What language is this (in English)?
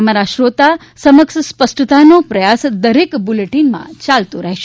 Gujarati